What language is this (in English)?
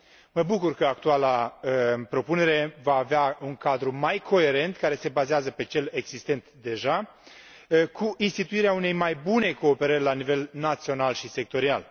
Romanian